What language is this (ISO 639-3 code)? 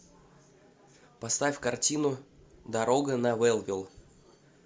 rus